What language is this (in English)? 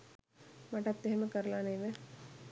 Sinhala